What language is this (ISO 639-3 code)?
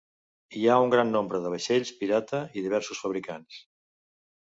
cat